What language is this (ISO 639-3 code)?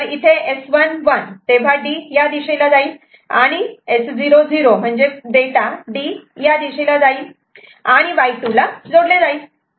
mar